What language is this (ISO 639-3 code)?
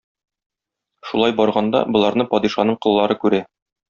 tat